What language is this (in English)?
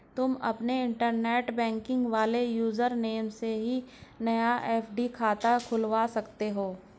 Hindi